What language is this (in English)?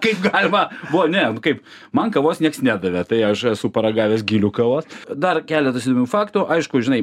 Lithuanian